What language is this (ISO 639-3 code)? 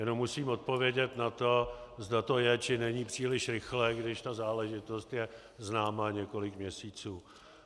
ces